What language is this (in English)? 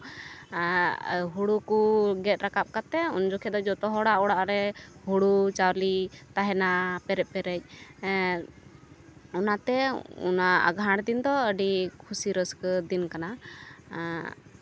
Santali